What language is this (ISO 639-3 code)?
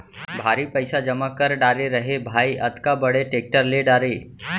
hne